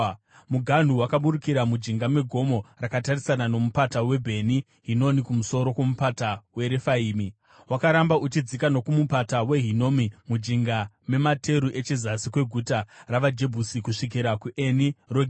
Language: Shona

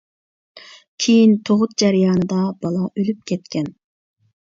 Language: Uyghur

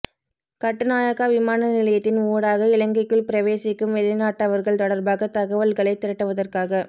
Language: Tamil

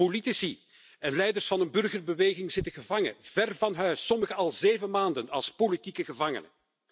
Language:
Dutch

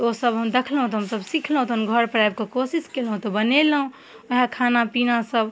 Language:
Maithili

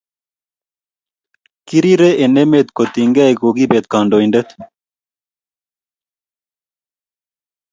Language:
Kalenjin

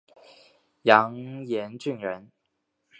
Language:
Chinese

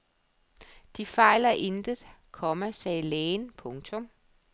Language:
Danish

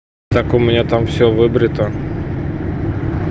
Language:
Russian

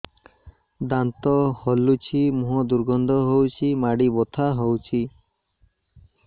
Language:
Odia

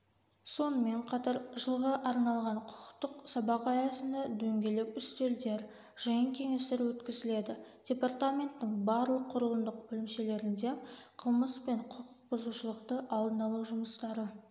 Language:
Kazakh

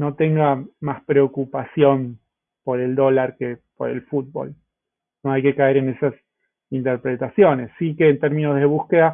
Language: Spanish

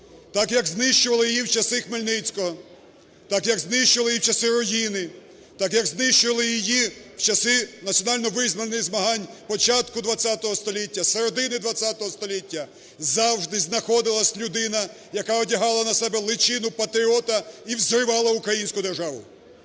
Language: Ukrainian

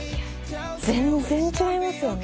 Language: Japanese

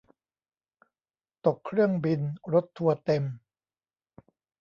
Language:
Thai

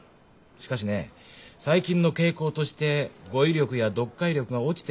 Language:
Japanese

